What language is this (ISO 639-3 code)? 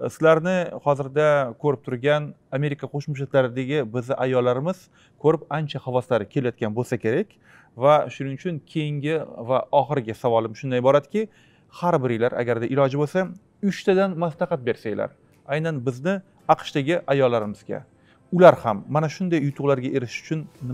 tur